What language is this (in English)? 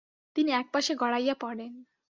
Bangla